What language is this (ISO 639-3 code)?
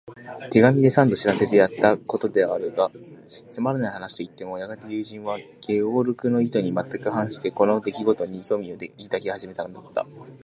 jpn